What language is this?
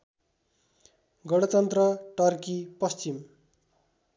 Nepali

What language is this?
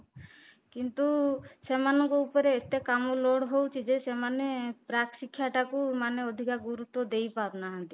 Odia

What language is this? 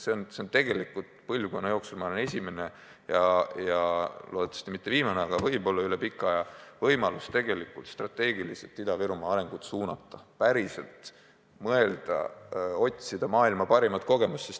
Estonian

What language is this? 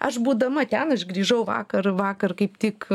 Lithuanian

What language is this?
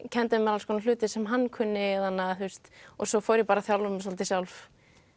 Icelandic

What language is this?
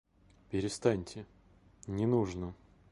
Russian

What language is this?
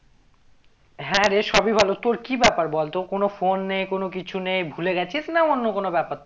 Bangla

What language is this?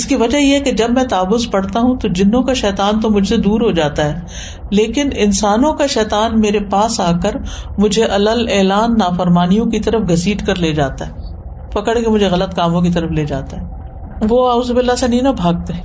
Urdu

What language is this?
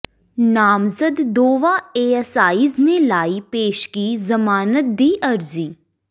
Punjabi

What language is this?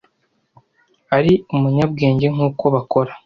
Kinyarwanda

